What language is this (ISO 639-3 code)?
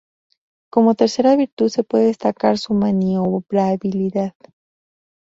spa